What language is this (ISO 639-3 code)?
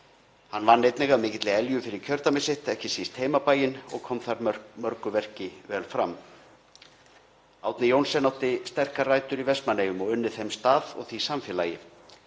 isl